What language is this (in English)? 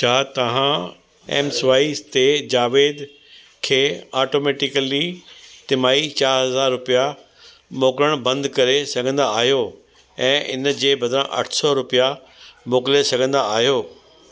Sindhi